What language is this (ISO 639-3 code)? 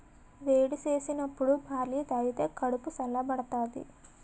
tel